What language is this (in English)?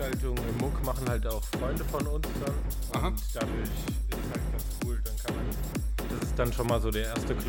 German